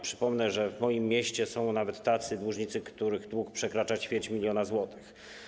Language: Polish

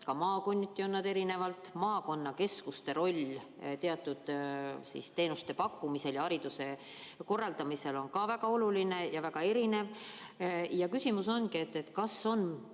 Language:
Estonian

